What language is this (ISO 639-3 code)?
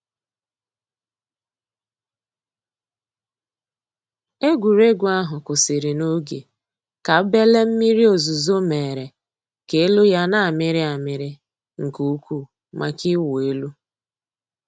ibo